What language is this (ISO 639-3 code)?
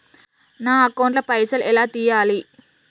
tel